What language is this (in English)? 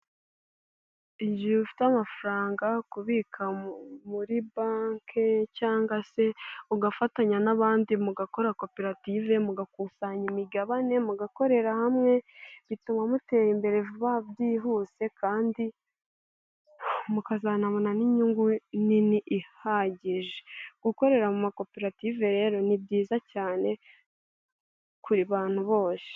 Kinyarwanda